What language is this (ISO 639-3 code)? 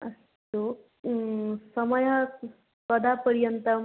san